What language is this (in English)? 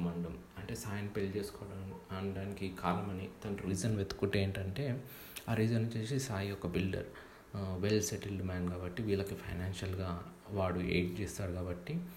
Telugu